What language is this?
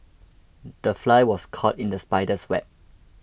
English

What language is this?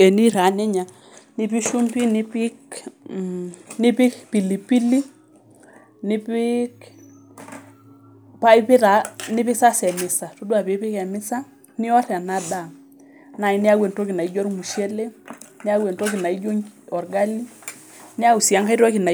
Masai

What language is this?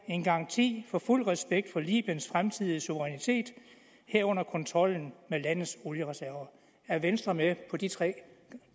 Danish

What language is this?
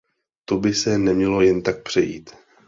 Czech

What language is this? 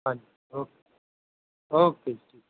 Punjabi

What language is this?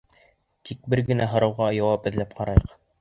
Bashkir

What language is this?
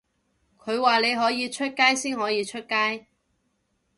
Cantonese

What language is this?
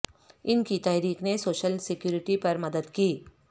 Urdu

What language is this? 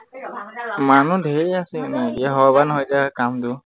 Assamese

